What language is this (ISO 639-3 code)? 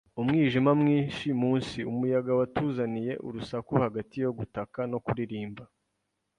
kin